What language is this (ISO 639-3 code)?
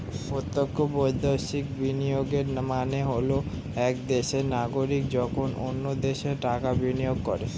ben